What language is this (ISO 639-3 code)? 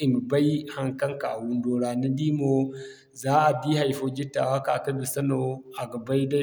dje